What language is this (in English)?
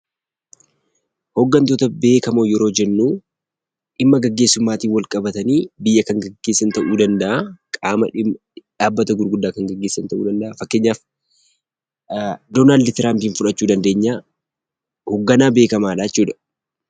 Oromo